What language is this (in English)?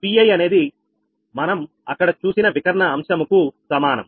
Telugu